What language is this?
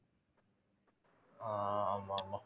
Tamil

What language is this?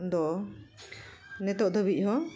Santali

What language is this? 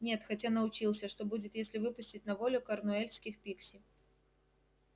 Russian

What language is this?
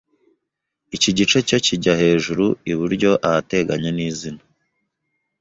Kinyarwanda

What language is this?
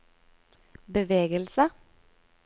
Norwegian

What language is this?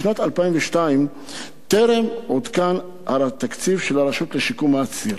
Hebrew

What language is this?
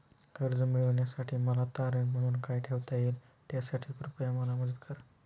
Marathi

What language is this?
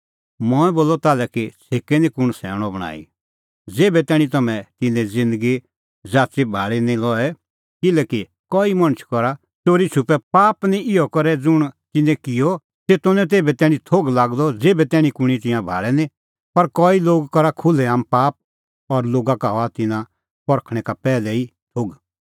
Kullu Pahari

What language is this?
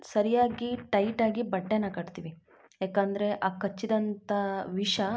Kannada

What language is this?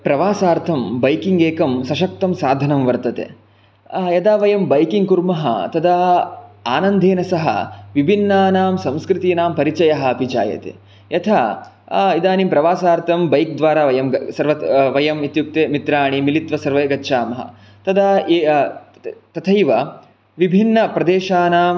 Sanskrit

